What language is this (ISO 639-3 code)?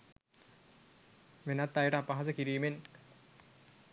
sin